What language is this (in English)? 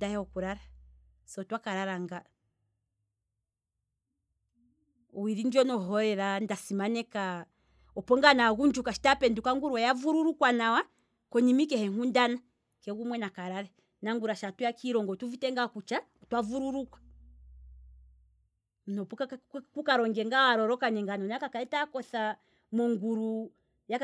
Kwambi